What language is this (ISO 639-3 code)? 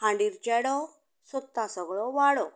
kok